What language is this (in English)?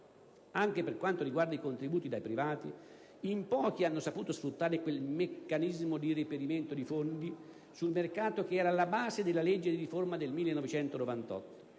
Italian